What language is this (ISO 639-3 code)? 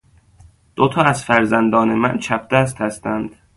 fas